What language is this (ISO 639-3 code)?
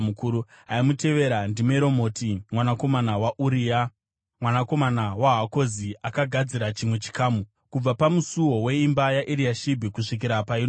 sna